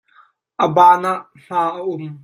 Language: Hakha Chin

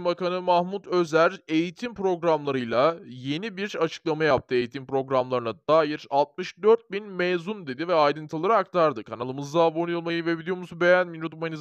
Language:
Turkish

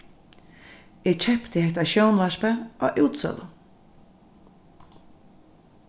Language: Faroese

